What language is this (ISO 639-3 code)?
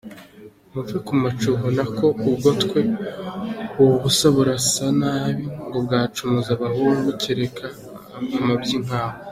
kin